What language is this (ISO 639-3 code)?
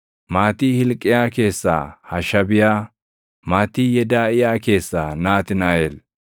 orm